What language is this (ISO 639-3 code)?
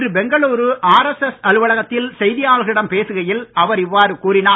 tam